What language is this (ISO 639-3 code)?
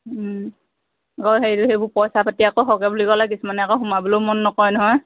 asm